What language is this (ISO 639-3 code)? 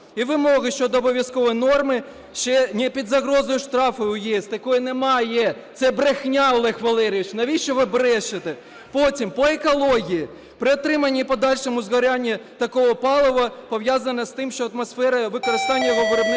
ukr